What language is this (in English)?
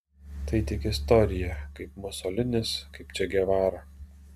Lithuanian